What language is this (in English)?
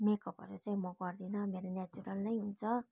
Nepali